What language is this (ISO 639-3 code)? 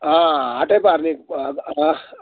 nep